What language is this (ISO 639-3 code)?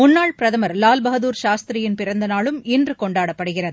tam